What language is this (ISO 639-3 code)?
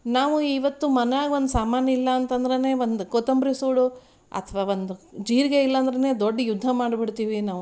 kan